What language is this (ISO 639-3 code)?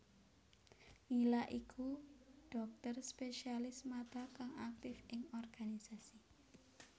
jav